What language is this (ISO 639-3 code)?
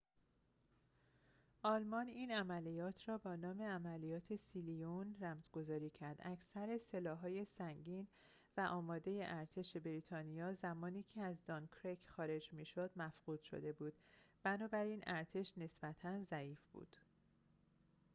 fas